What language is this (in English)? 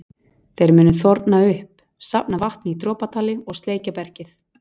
Icelandic